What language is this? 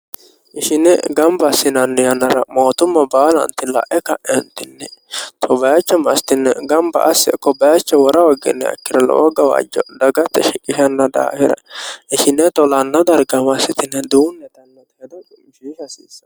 Sidamo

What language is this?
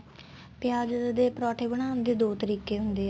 Punjabi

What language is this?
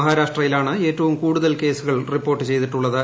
Malayalam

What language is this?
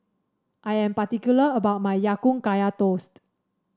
English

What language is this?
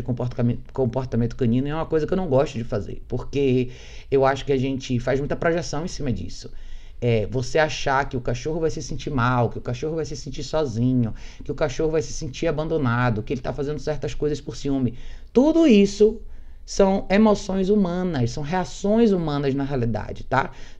Portuguese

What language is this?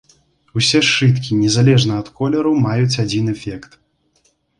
Belarusian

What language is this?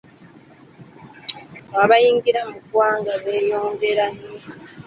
Ganda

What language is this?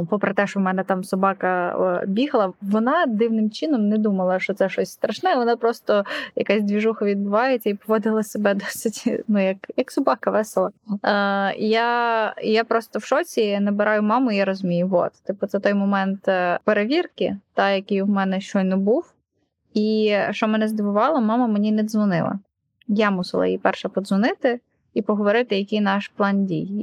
Ukrainian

